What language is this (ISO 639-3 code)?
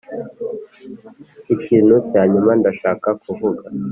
kin